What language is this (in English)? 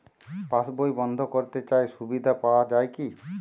Bangla